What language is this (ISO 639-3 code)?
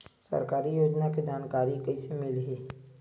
hne